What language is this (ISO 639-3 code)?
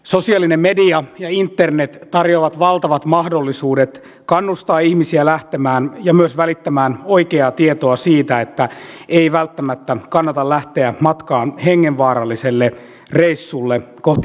fin